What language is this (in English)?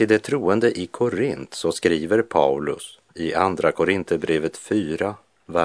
Swedish